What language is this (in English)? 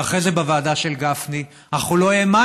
Hebrew